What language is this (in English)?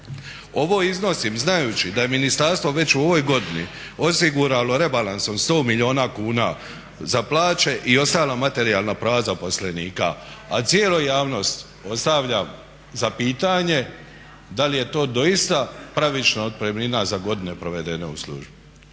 Croatian